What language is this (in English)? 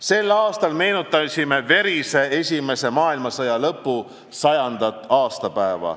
Estonian